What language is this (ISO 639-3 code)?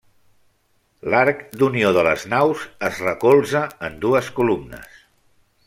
cat